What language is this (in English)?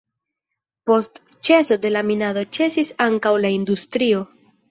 Esperanto